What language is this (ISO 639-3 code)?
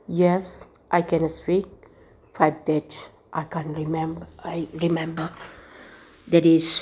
mni